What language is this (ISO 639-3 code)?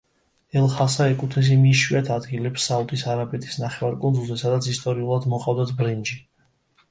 kat